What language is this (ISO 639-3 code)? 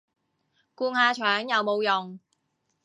yue